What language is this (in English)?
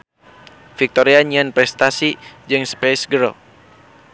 Sundanese